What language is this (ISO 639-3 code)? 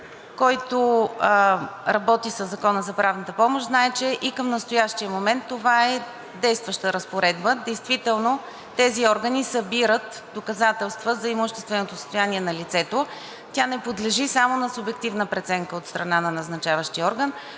bul